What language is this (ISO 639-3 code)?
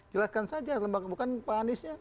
ind